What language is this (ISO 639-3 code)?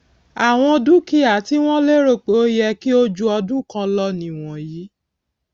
yor